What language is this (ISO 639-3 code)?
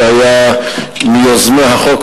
heb